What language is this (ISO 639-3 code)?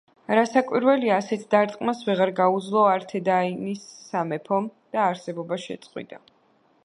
kat